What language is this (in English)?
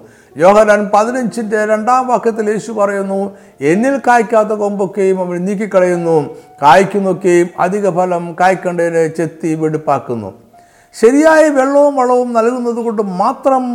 Malayalam